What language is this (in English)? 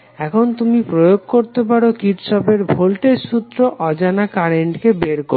Bangla